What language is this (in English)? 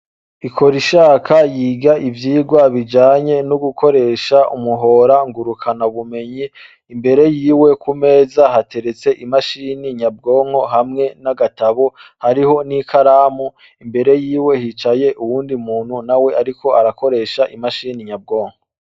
Rundi